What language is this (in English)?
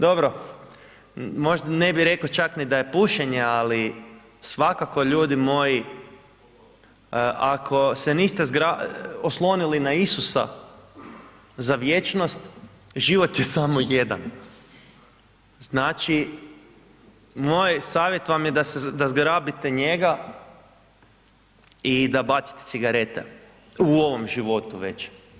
Croatian